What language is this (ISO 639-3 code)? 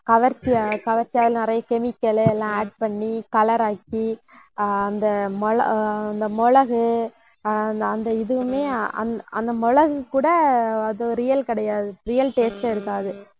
tam